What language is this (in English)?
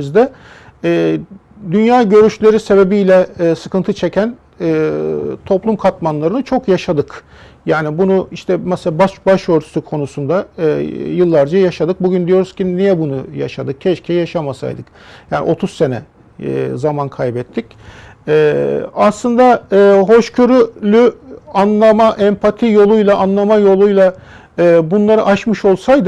Turkish